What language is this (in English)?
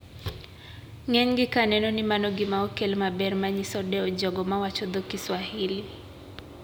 Luo (Kenya and Tanzania)